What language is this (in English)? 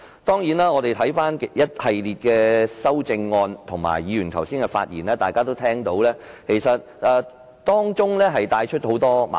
Cantonese